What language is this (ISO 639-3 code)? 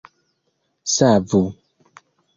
epo